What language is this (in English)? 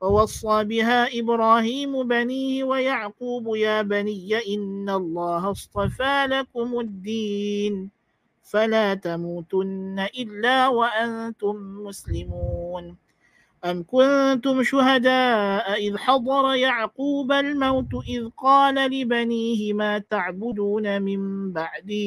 Malay